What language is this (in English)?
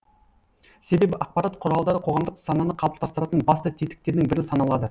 Kazakh